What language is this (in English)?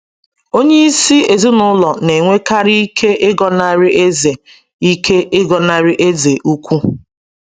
Igbo